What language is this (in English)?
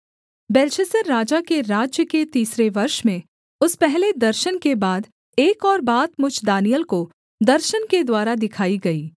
Hindi